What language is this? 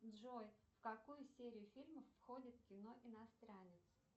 Russian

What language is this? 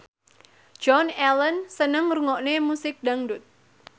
Javanese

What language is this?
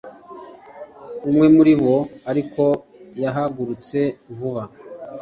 Kinyarwanda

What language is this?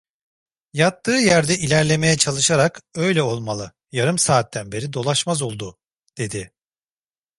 Turkish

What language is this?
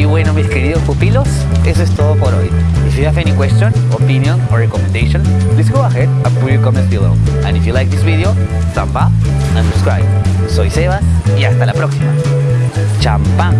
Spanish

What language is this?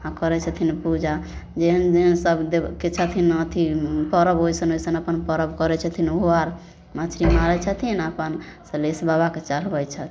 Maithili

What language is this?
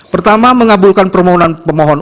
Indonesian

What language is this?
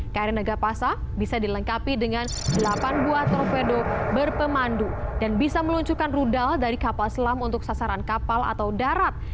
Indonesian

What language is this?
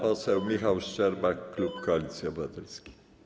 Polish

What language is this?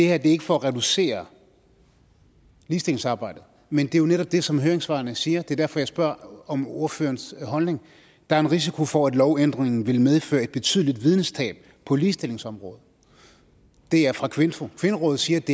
Danish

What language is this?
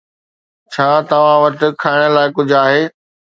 Sindhi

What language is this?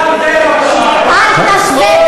Hebrew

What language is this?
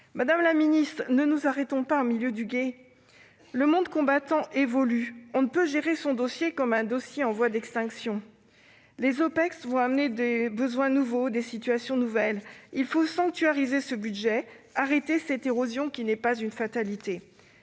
French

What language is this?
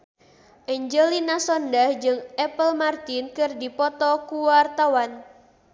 Sundanese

